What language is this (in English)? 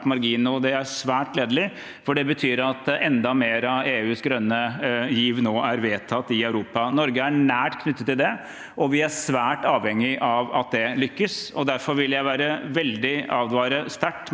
Norwegian